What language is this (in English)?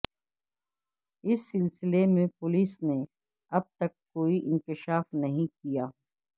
Urdu